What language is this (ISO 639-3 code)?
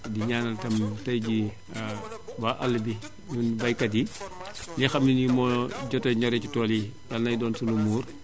wol